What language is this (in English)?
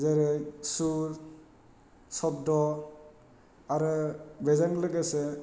Bodo